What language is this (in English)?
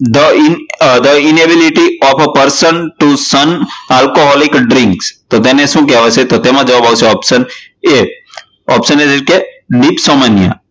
Gujarati